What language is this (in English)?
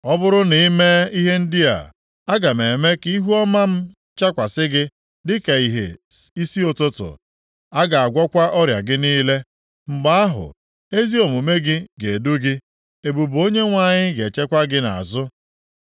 Igbo